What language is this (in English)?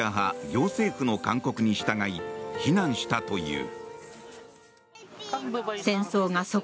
Japanese